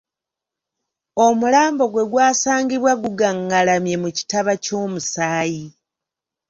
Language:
Ganda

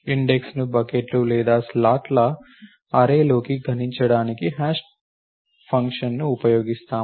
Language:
Telugu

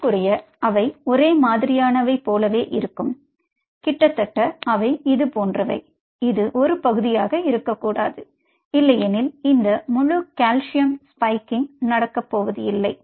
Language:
Tamil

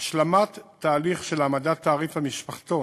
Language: Hebrew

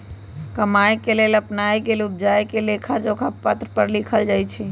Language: Magahi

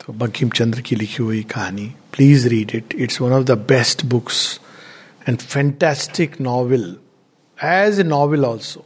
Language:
Hindi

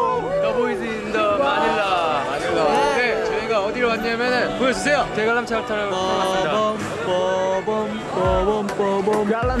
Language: Korean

